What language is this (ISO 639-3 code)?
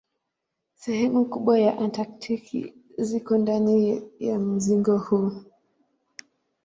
swa